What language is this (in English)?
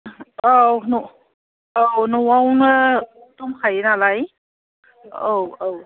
Bodo